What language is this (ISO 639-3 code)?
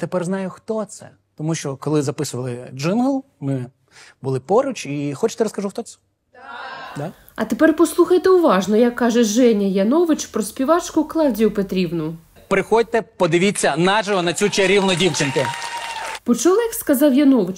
ukr